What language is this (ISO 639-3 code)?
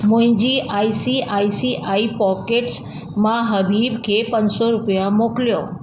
snd